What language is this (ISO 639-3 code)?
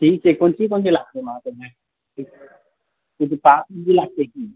mai